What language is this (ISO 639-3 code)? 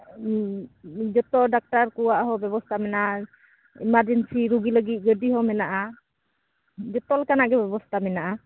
sat